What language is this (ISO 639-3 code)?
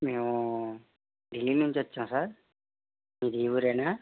tel